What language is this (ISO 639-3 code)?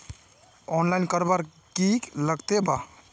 mag